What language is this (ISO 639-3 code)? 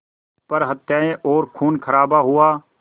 hin